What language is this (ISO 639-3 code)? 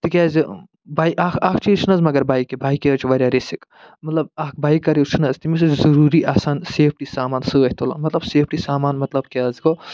kas